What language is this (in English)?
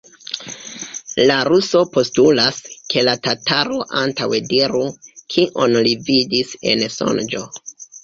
Esperanto